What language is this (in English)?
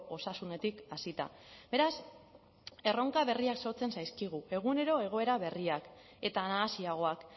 Basque